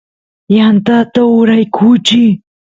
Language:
Santiago del Estero Quichua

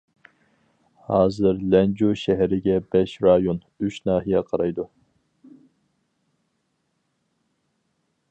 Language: Uyghur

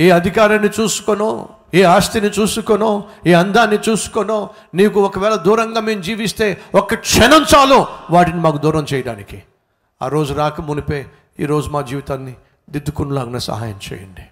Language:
Telugu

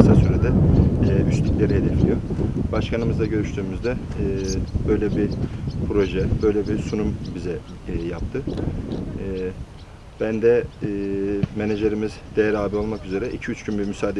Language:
Turkish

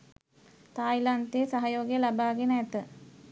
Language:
Sinhala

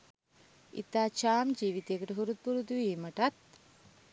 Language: Sinhala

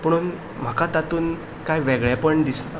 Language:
Konkani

